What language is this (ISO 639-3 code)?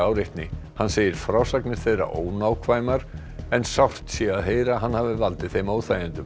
isl